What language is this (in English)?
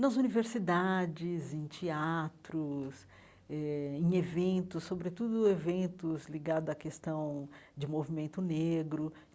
Portuguese